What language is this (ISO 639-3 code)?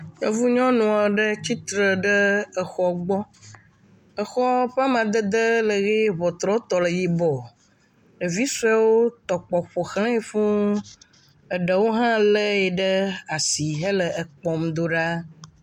ewe